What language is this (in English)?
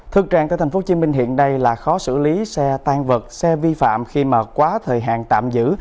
Vietnamese